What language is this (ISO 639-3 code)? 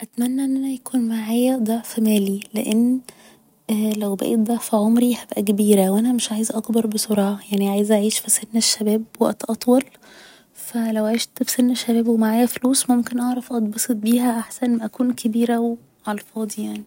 arz